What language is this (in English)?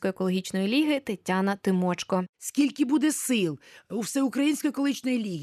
Ukrainian